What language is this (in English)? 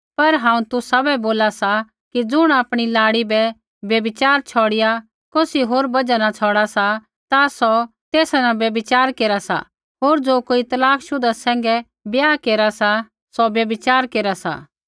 Kullu Pahari